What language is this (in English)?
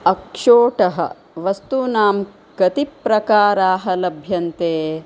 Sanskrit